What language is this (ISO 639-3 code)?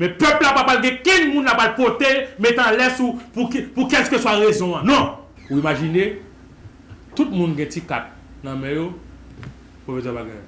fra